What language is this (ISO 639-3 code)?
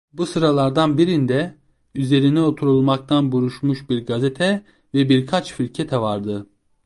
tur